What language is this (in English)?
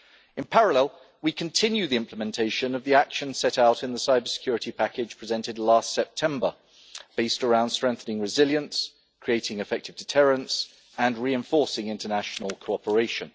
English